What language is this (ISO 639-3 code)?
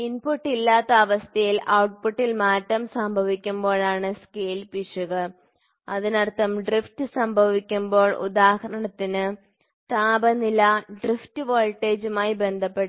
mal